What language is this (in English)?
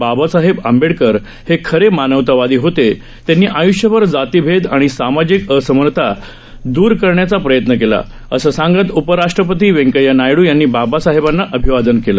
Marathi